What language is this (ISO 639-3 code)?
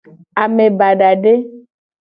gej